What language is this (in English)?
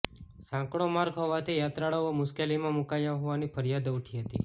Gujarati